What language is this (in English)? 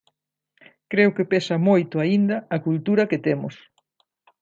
Galician